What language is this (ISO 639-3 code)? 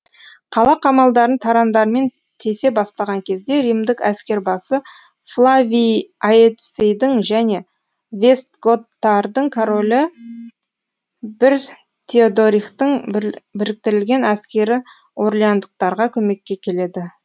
kaz